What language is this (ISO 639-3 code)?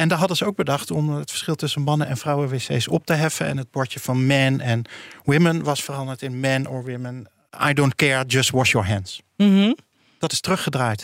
nld